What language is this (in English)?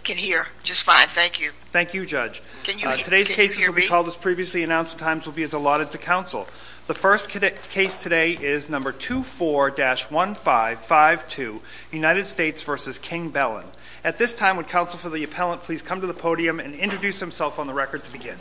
English